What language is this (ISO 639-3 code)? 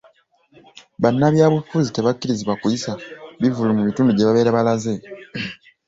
lug